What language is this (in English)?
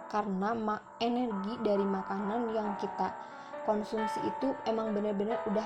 Indonesian